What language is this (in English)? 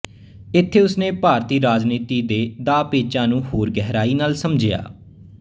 Punjabi